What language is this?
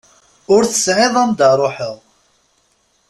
Kabyle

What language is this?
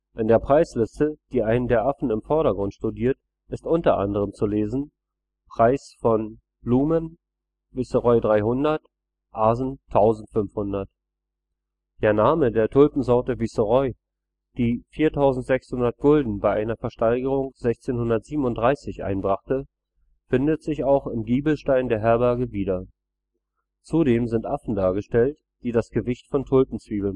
German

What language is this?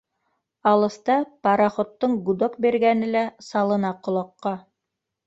Bashkir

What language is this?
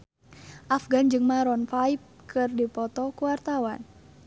Sundanese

